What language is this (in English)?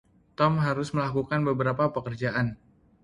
Indonesian